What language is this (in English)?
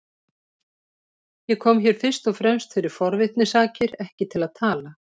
Icelandic